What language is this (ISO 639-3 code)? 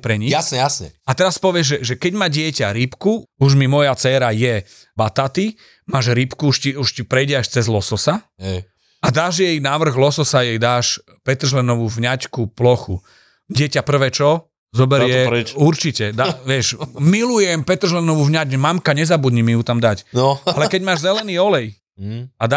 slk